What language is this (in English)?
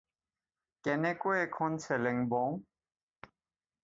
Assamese